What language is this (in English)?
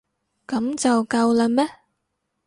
Cantonese